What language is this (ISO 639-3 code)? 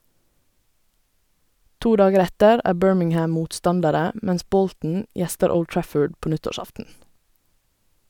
nor